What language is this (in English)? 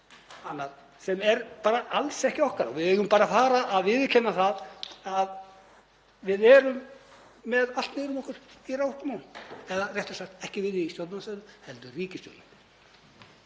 Icelandic